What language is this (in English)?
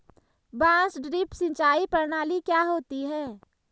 Hindi